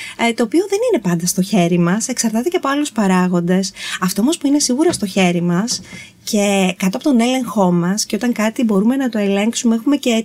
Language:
Greek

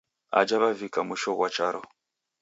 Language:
Taita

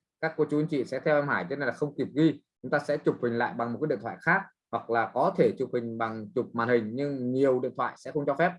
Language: Vietnamese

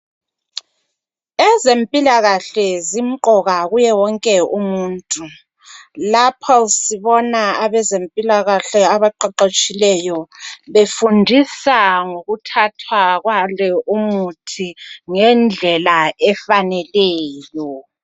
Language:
North Ndebele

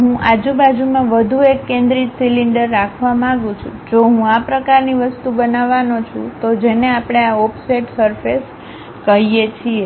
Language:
Gujarati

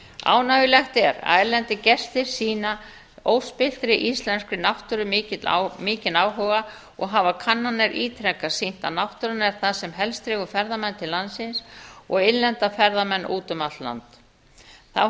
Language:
Icelandic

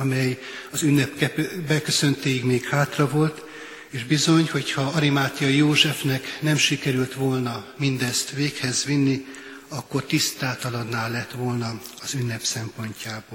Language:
Hungarian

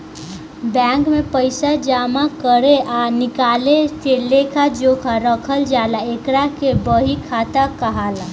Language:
Bhojpuri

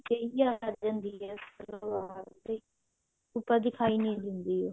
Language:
Punjabi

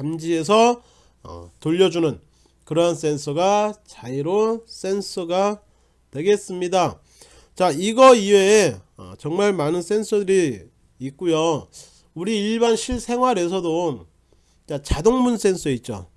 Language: Korean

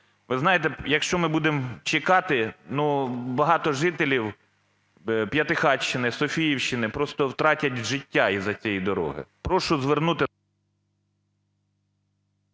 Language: Ukrainian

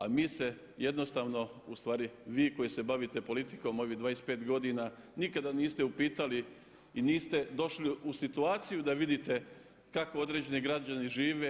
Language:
Croatian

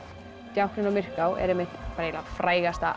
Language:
Icelandic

